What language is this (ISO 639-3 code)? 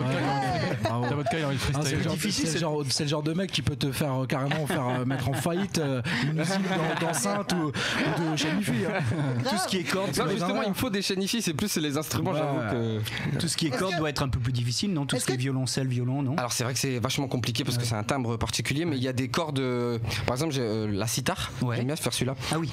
fra